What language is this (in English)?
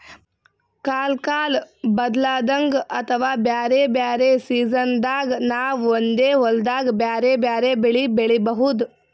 Kannada